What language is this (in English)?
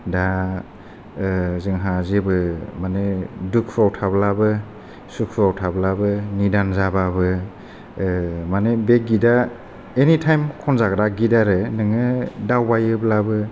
Bodo